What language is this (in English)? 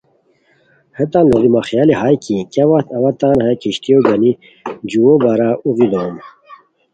Khowar